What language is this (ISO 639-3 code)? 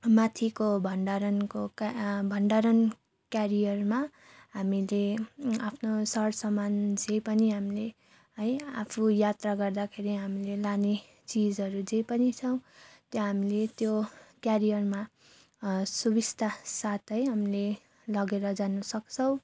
nep